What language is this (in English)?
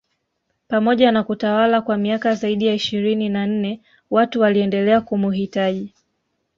Swahili